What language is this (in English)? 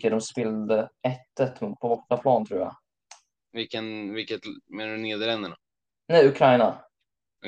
Swedish